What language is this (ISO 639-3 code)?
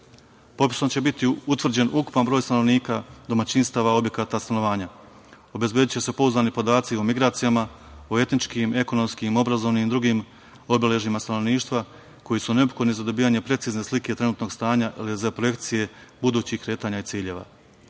srp